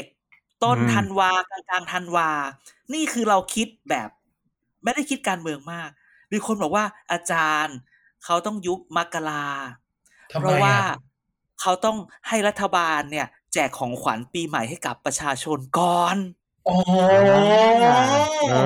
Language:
Thai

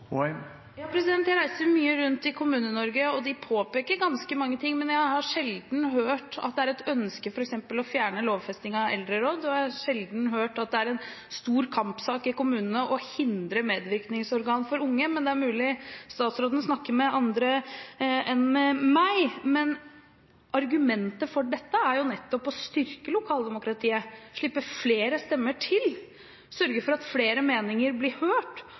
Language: Norwegian Bokmål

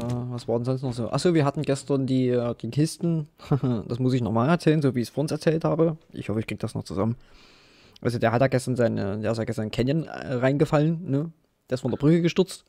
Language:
German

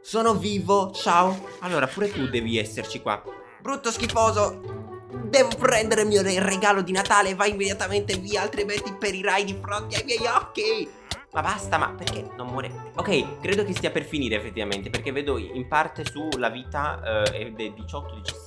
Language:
Italian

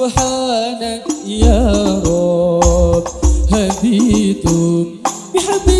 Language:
Indonesian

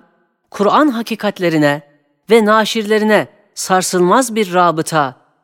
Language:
Turkish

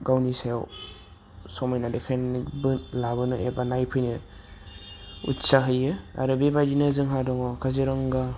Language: Bodo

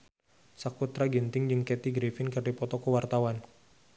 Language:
Sundanese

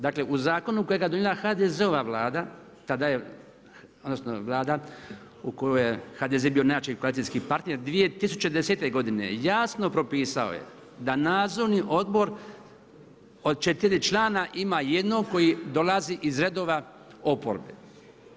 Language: Croatian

